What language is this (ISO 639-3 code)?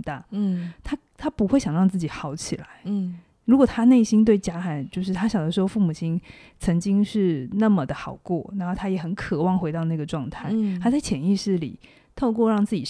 zho